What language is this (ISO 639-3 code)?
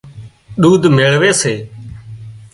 kxp